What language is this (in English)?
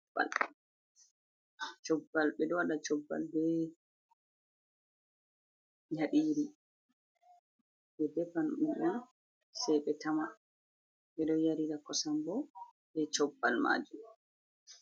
Fula